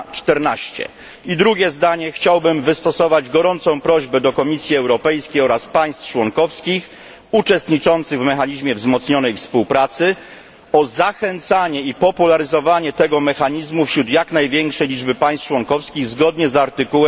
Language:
Polish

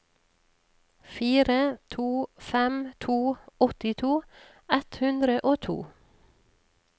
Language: Norwegian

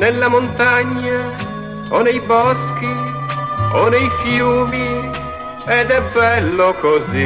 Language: Italian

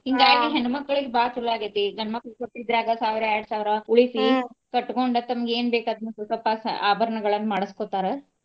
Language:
Kannada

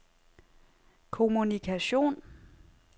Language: Danish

